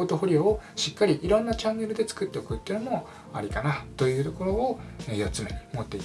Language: Japanese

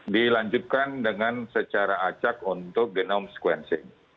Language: Indonesian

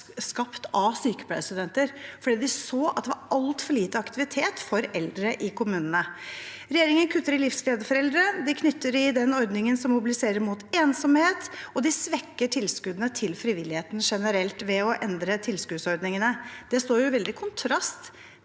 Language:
Norwegian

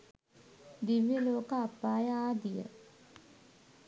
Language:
Sinhala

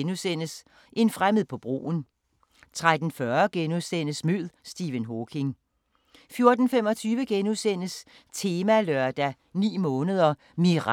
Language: Danish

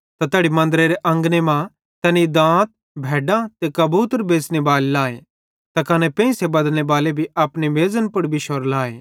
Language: Bhadrawahi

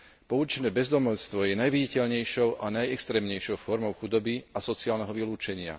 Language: Slovak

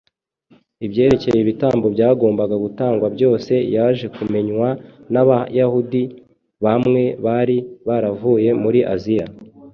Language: Kinyarwanda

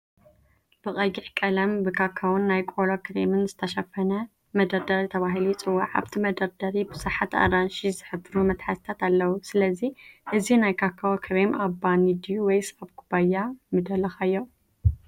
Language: Tigrinya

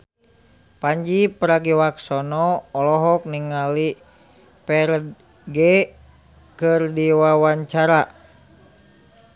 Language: Sundanese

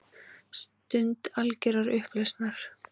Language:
Icelandic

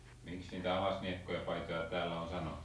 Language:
Finnish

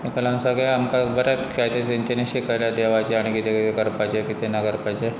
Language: Konkani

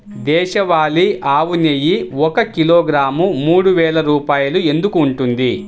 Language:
Telugu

